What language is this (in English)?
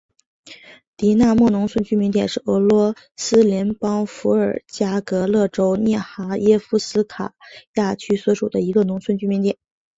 Chinese